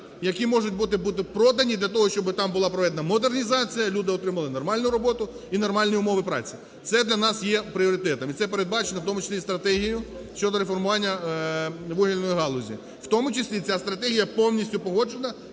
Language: Ukrainian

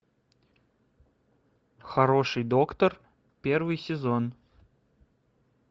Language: Russian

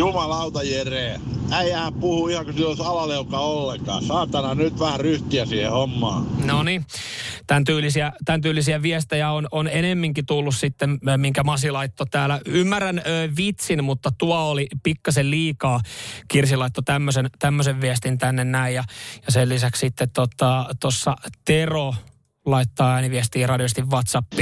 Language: Finnish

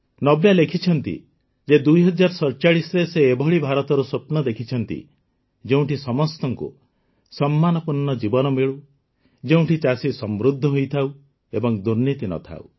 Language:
Odia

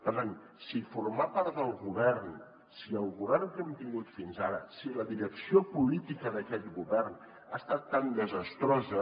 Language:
Catalan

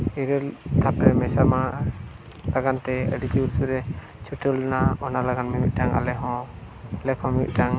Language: Santali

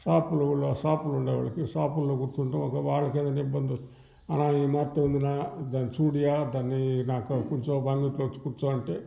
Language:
Telugu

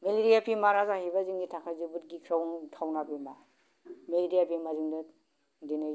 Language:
Bodo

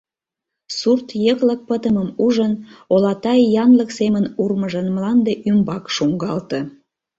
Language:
Mari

